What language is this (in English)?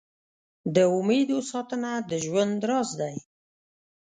Pashto